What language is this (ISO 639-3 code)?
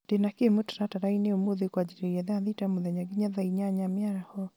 kik